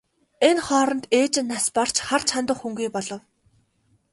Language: Mongolian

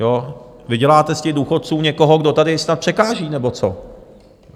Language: Czech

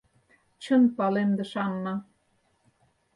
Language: Mari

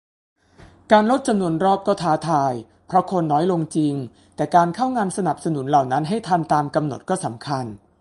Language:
Thai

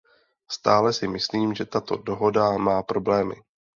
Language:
Czech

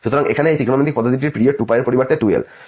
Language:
Bangla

